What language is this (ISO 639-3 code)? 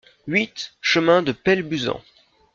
fra